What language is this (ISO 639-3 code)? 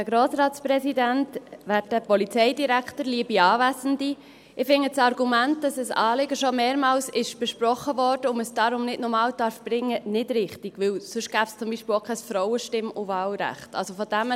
gsw